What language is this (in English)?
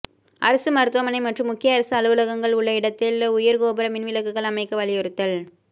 Tamil